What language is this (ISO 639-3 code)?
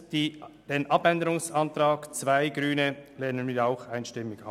gsw